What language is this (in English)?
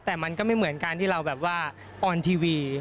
Thai